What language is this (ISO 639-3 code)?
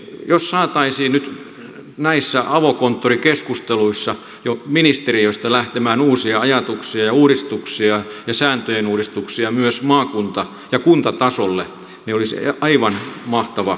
fin